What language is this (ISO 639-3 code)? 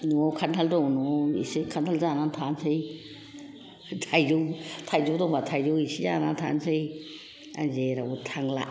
brx